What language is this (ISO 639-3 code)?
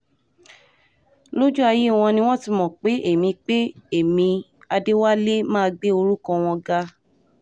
yor